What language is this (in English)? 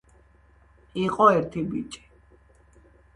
Georgian